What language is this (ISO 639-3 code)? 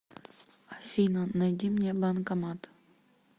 rus